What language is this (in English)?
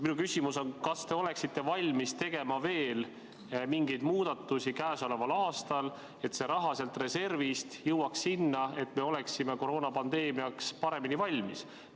Estonian